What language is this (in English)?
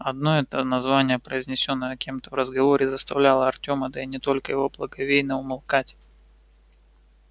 Russian